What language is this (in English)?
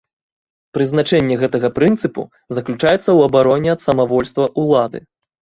Belarusian